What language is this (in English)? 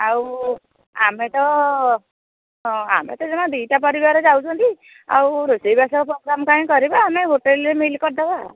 Odia